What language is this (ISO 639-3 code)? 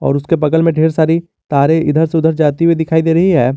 hin